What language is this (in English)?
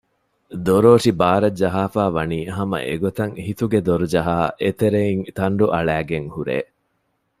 Divehi